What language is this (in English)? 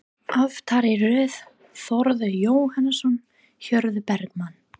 Icelandic